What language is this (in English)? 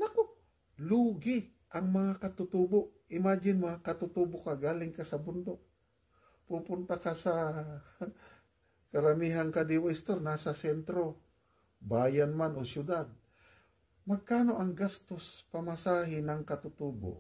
Filipino